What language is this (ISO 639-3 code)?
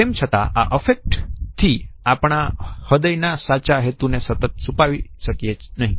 guj